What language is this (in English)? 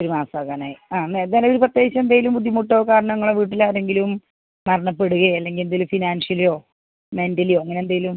Malayalam